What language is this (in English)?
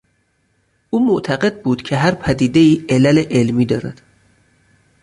Persian